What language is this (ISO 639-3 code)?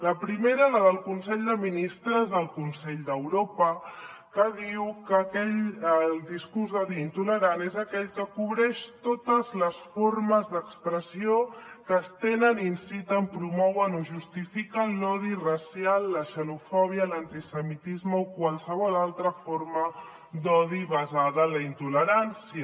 cat